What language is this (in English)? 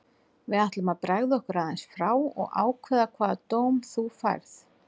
Icelandic